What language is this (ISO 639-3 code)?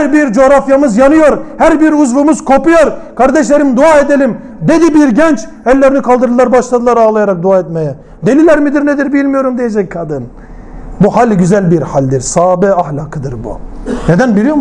tur